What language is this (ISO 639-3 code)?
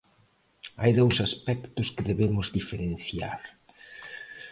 glg